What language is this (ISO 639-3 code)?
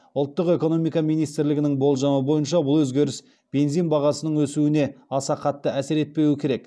kaz